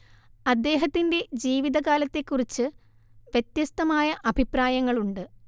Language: Malayalam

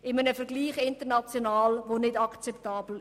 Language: Swiss German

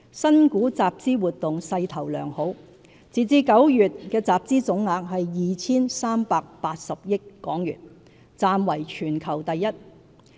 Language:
Cantonese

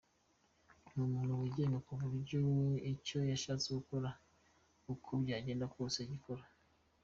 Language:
Kinyarwanda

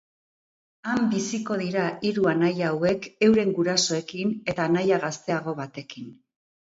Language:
Basque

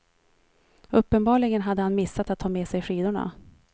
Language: Swedish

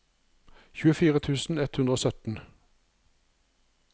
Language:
Norwegian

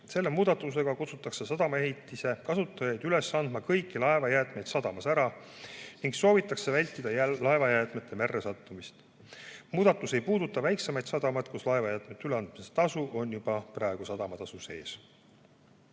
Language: Estonian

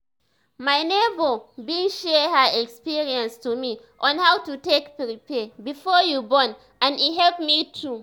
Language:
Nigerian Pidgin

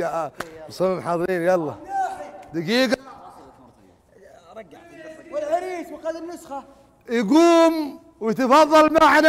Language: Arabic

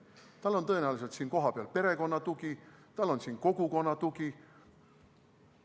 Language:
Estonian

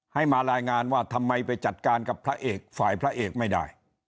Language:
Thai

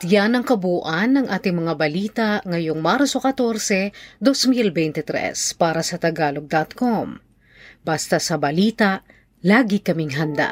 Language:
Filipino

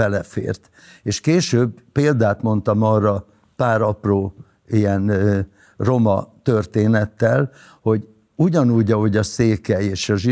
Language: Hungarian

